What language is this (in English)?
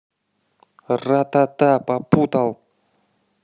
Russian